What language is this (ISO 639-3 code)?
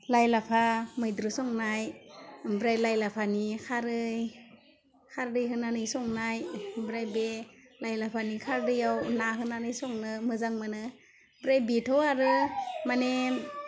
brx